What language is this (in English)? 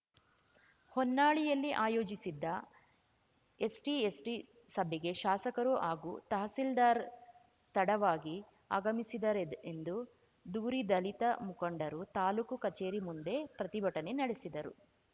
Kannada